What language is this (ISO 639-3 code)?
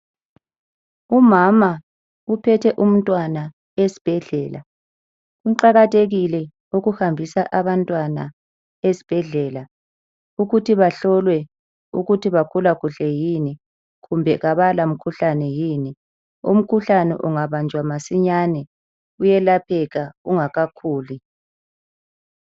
nde